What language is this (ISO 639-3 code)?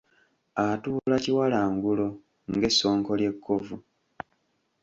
lug